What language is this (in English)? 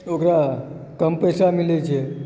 Maithili